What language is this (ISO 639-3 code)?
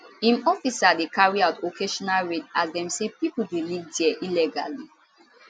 pcm